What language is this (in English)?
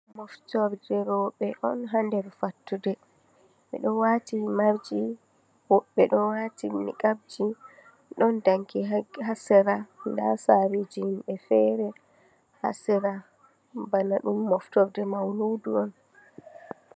Fula